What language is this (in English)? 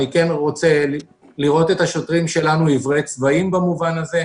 Hebrew